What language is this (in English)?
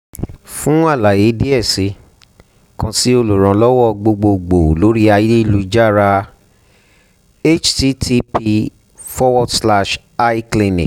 Yoruba